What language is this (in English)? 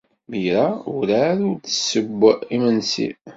Kabyle